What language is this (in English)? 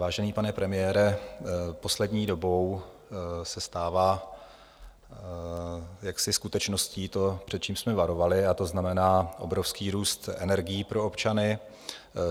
Czech